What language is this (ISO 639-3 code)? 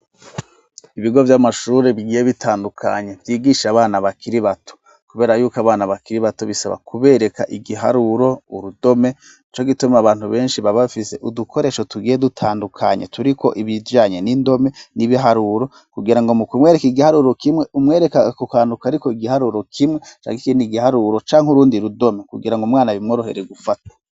run